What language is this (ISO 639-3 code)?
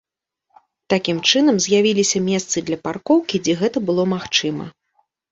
bel